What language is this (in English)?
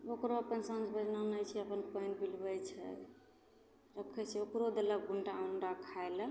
Maithili